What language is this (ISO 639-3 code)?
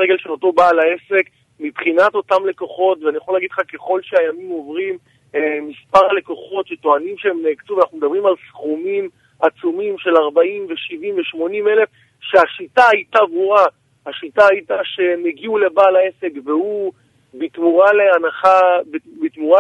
heb